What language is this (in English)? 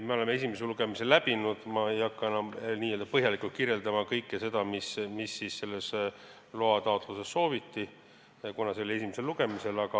Estonian